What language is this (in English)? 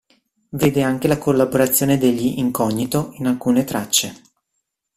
Italian